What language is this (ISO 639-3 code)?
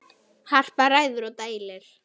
isl